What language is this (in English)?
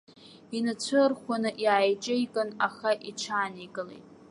Abkhazian